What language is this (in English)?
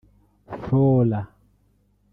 Kinyarwanda